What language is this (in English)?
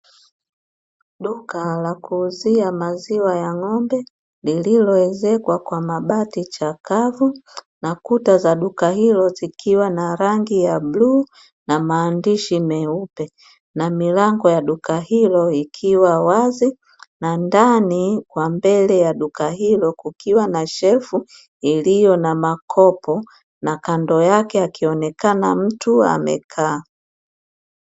Swahili